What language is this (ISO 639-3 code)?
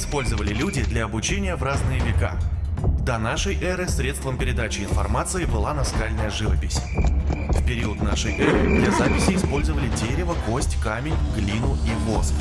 rus